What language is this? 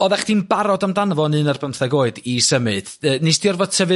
Welsh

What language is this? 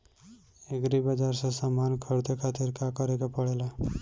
Bhojpuri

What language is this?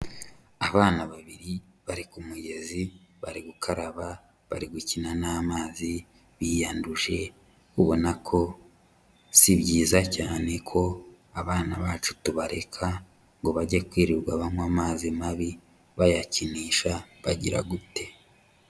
Kinyarwanda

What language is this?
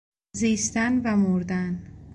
Persian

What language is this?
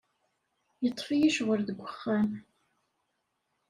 Kabyle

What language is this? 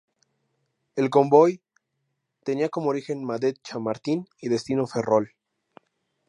Spanish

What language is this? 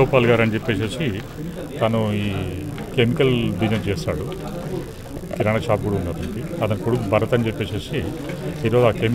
Hindi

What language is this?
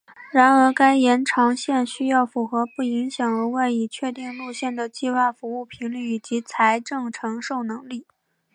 Chinese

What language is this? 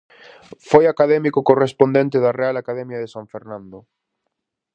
Galician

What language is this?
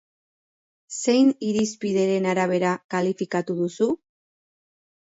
Basque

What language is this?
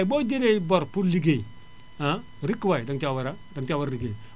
Wolof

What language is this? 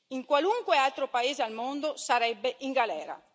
Italian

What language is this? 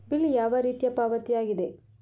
Kannada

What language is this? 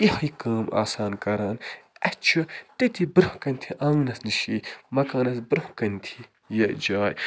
Kashmiri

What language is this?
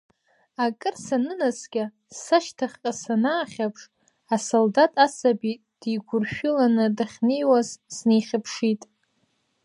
Abkhazian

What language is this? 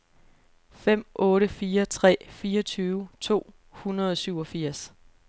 Danish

